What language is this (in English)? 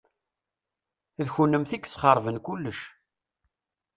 Kabyle